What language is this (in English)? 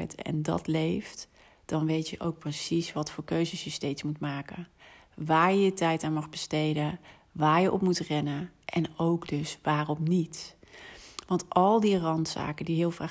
Dutch